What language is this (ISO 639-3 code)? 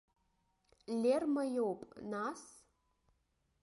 abk